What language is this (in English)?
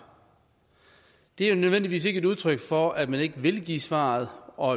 Danish